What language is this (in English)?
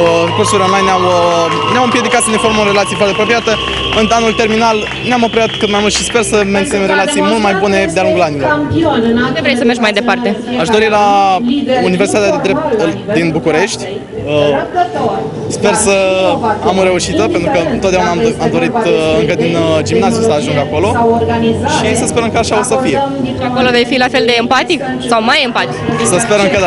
Romanian